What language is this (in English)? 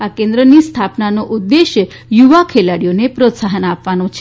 Gujarati